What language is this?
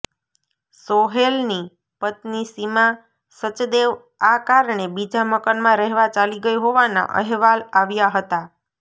Gujarati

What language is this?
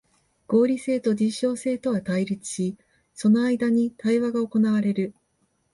Japanese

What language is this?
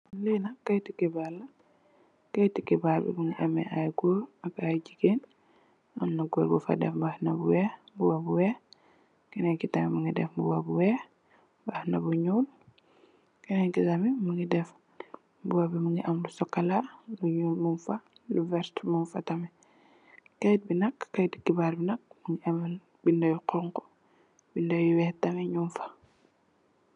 Wolof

